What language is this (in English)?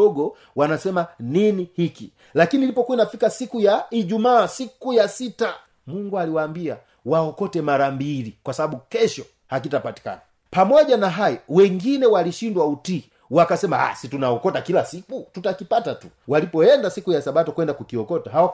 Swahili